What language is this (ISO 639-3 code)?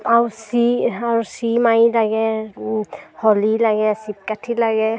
asm